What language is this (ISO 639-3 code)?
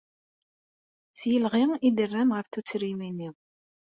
kab